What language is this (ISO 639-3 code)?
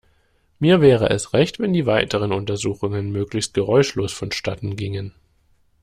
deu